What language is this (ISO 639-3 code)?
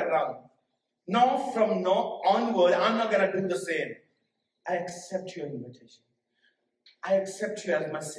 urd